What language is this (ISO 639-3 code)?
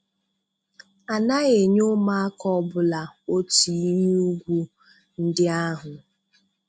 ibo